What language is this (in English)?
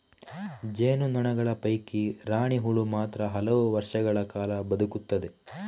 Kannada